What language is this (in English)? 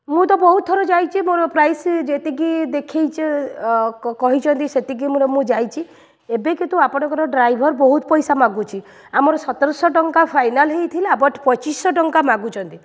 Odia